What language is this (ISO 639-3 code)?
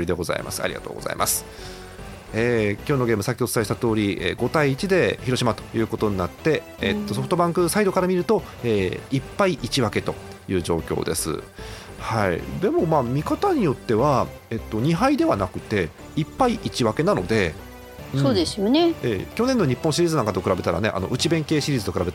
jpn